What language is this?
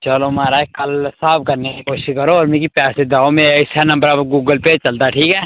Dogri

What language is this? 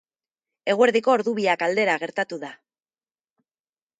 Basque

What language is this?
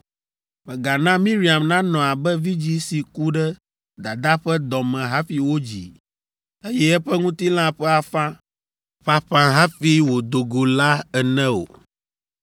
Ewe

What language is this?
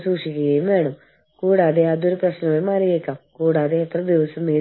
Malayalam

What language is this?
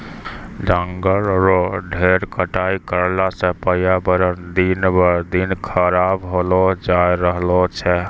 Maithili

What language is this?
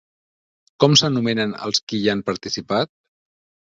Catalan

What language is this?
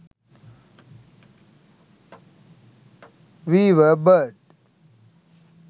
Sinhala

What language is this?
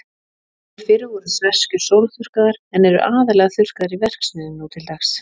Icelandic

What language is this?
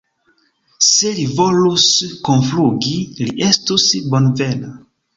Esperanto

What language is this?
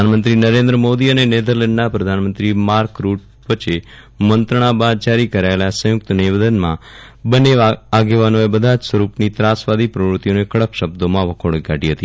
Gujarati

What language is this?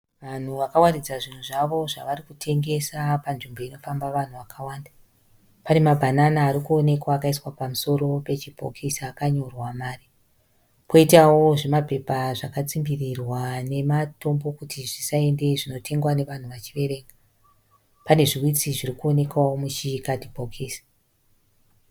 Shona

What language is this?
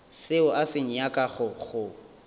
Northern Sotho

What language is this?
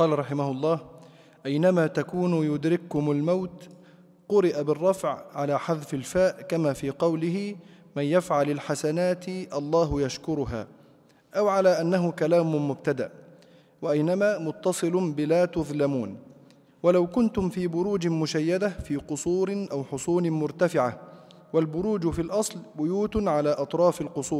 Arabic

